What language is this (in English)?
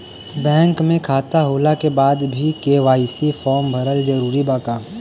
Bhojpuri